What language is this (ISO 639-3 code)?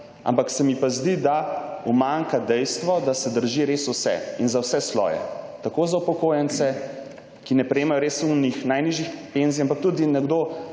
slv